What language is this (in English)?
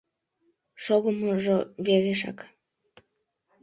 Mari